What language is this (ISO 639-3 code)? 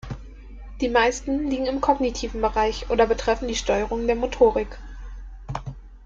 deu